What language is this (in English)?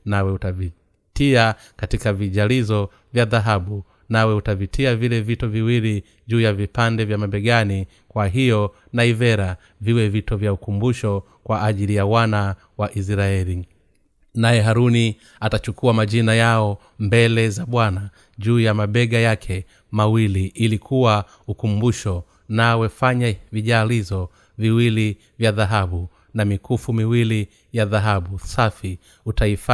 Swahili